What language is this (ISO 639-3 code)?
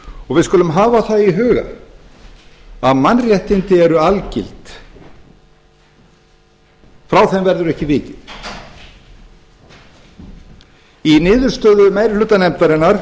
isl